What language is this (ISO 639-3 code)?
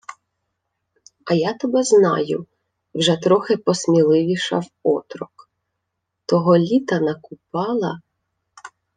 ukr